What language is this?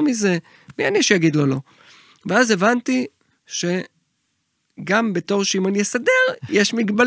Hebrew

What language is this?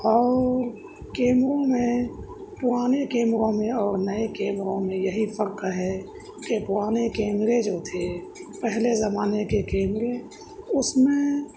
Urdu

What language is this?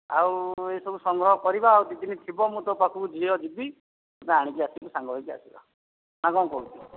Odia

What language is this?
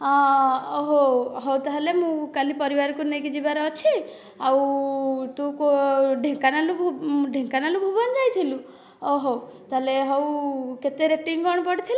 Odia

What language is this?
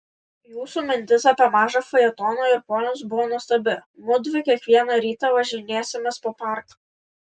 Lithuanian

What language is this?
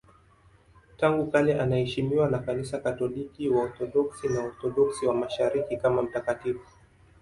Swahili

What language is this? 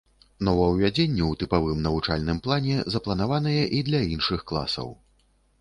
Belarusian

